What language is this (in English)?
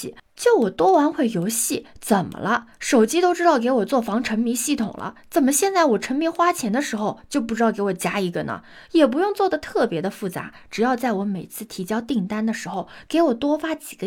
Chinese